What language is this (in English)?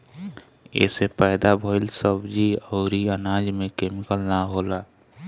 Bhojpuri